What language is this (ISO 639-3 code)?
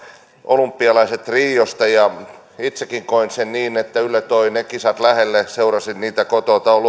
fin